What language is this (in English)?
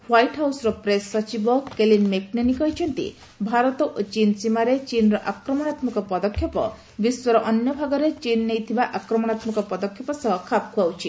Odia